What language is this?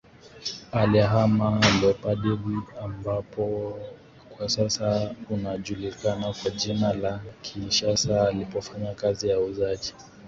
Swahili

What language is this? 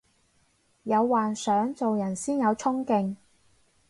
Cantonese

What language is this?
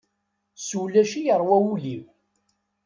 Kabyle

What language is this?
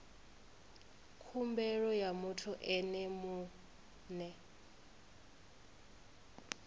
Venda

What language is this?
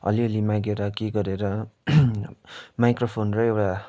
Nepali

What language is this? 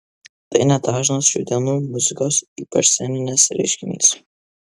Lithuanian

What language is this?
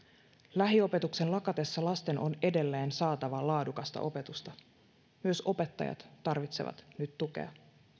Finnish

